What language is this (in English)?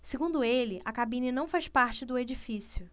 Portuguese